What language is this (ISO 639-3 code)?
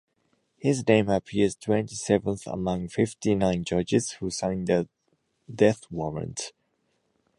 eng